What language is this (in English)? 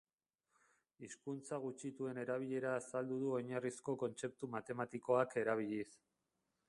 Basque